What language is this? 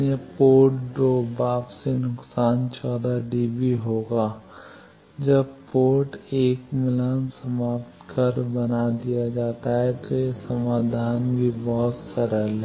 Hindi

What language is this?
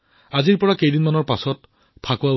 Assamese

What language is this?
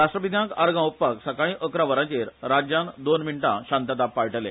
Konkani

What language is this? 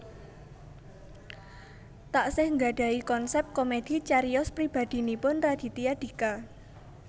Javanese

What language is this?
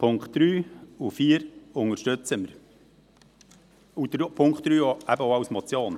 Swiss German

